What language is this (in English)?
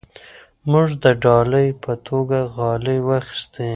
Pashto